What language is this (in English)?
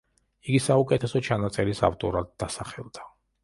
Georgian